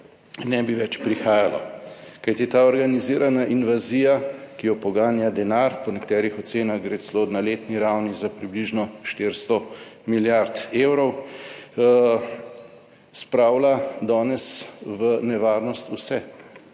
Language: Slovenian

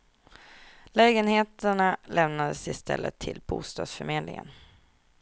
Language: Swedish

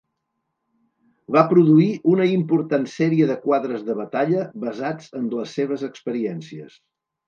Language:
Catalan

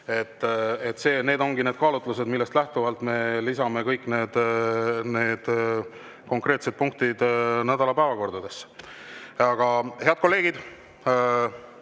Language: Estonian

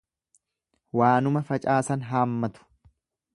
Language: Oromo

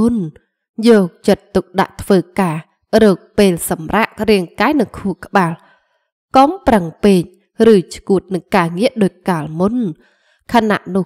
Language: Vietnamese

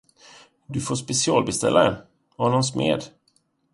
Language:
Swedish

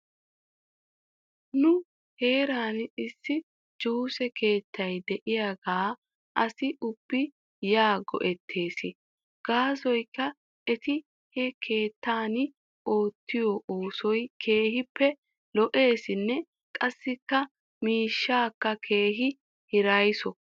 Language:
Wolaytta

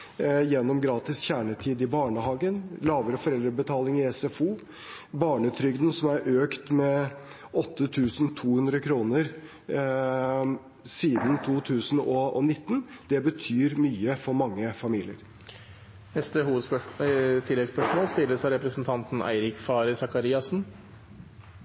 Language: Norwegian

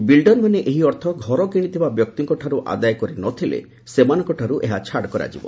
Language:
Odia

